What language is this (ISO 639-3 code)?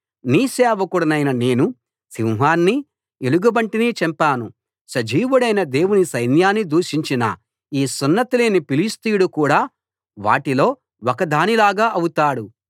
tel